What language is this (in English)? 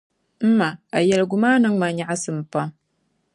Dagbani